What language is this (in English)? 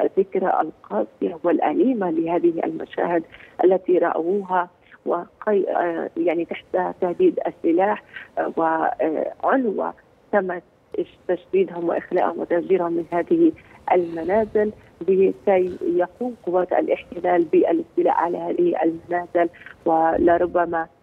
Arabic